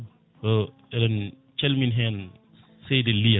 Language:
Fula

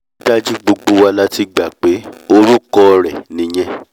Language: Yoruba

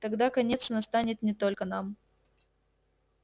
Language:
Russian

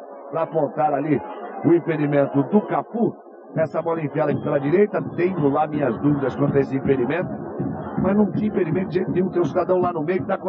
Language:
Portuguese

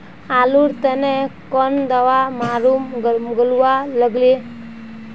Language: Magahi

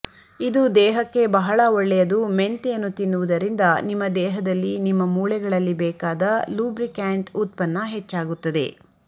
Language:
Kannada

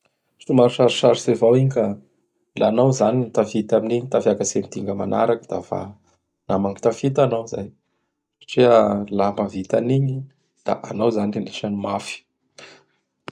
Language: Bara Malagasy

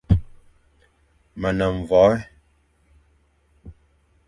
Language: Fang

